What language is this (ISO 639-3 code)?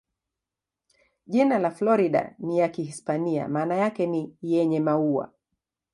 swa